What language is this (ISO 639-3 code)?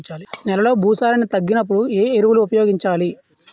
tel